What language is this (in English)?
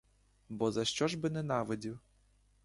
Ukrainian